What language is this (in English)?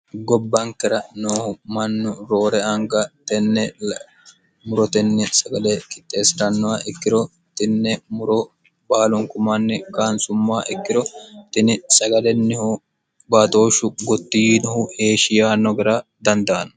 Sidamo